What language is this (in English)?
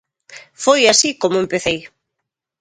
Galician